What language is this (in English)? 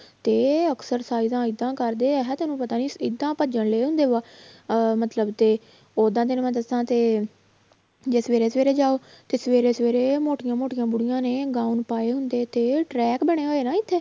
Punjabi